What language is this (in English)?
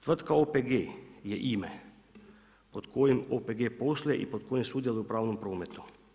Croatian